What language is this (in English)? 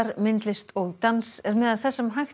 Icelandic